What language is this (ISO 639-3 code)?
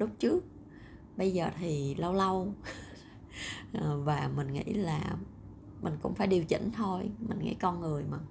vie